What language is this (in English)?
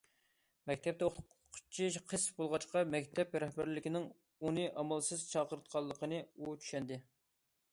Uyghur